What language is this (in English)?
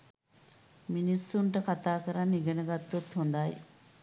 Sinhala